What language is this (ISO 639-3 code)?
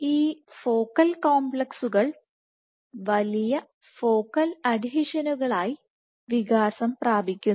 mal